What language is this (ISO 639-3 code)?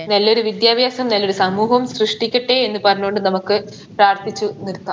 mal